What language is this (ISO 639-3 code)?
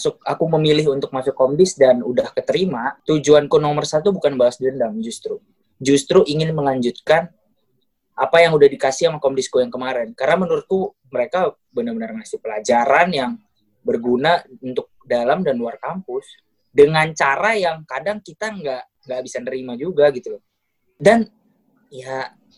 ind